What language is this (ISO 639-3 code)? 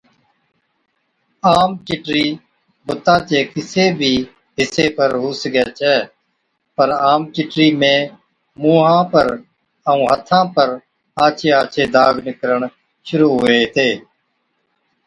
odk